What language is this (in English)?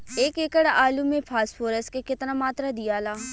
Bhojpuri